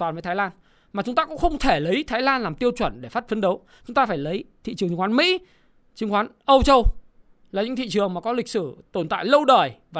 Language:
Vietnamese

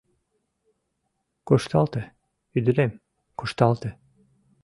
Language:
Mari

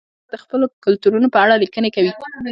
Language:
Pashto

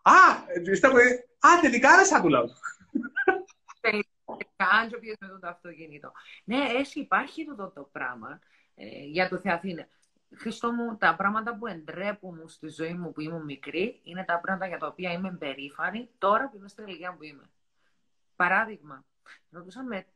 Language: Greek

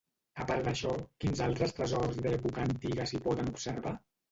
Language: Catalan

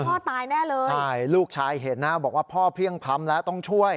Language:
Thai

